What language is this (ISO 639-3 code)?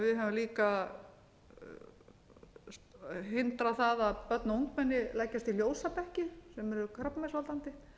isl